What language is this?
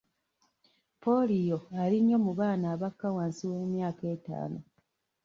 Ganda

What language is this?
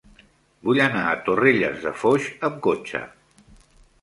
Catalan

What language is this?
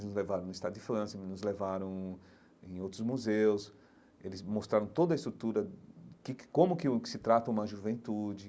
Portuguese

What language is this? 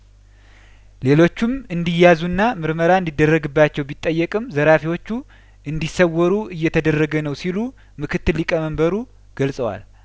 Amharic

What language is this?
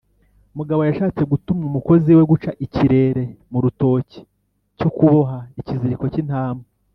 Kinyarwanda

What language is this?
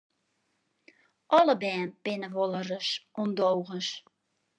Western Frisian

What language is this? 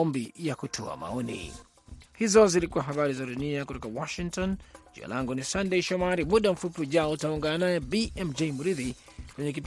Swahili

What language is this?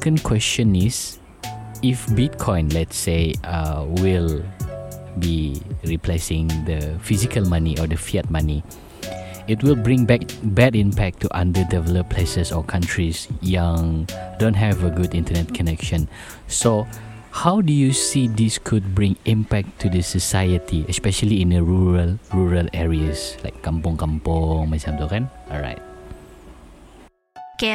Malay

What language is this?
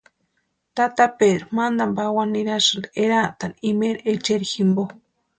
Western Highland Purepecha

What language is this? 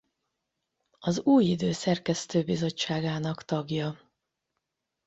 Hungarian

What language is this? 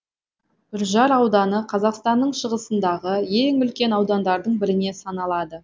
Kazakh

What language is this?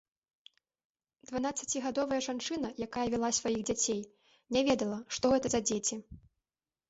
Belarusian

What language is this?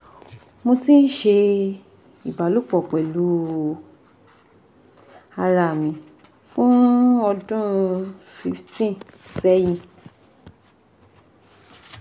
Yoruba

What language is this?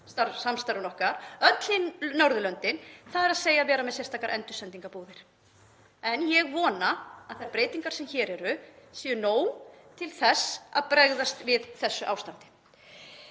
Icelandic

